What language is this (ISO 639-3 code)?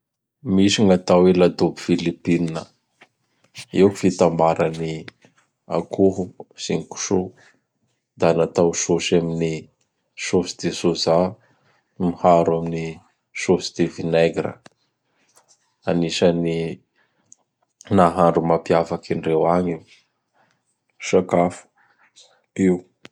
bhr